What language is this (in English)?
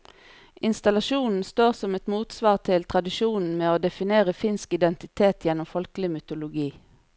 Norwegian